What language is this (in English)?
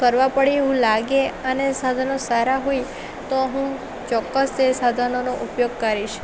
Gujarati